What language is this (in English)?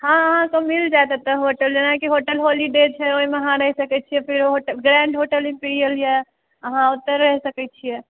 Maithili